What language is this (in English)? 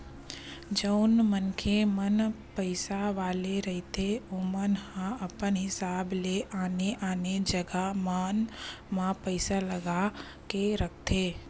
Chhattisgarhi